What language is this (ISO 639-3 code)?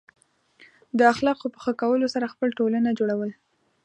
pus